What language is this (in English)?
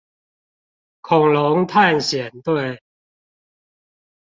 Chinese